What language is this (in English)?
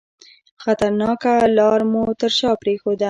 Pashto